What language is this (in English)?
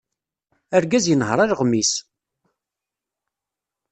Kabyle